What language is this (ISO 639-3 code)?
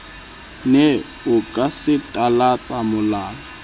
sot